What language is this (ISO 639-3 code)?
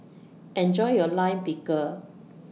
eng